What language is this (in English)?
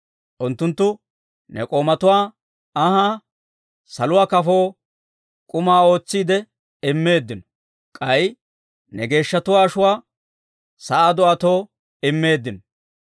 Dawro